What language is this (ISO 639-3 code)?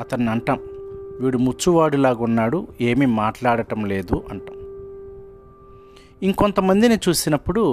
tel